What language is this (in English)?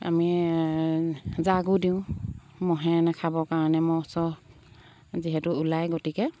Assamese